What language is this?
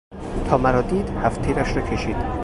Persian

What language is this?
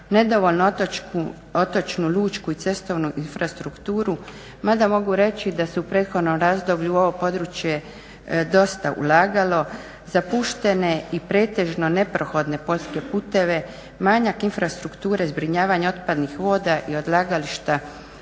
Croatian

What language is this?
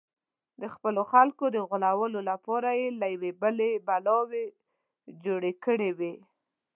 Pashto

